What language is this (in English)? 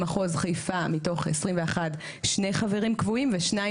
Hebrew